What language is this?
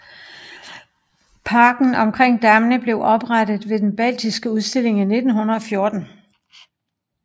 Danish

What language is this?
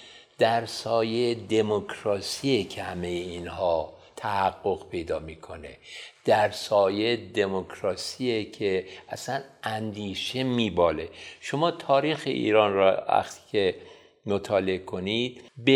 Persian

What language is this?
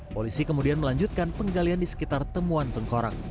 Indonesian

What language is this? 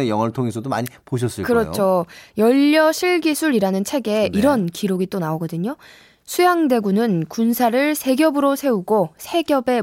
Korean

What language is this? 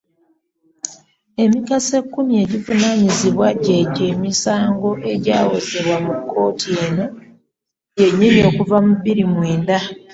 Ganda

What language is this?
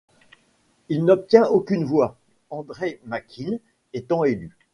French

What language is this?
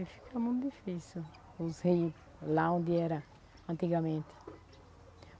Portuguese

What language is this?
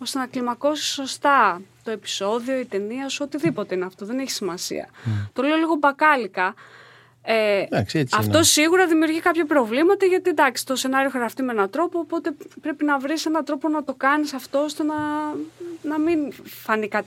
Greek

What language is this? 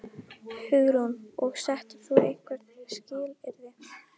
Icelandic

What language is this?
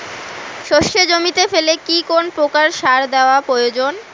Bangla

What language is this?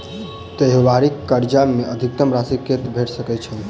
Maithili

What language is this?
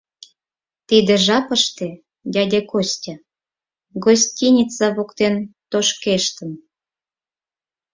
Mari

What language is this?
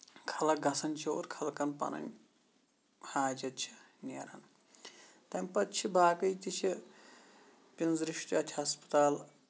Kashmiri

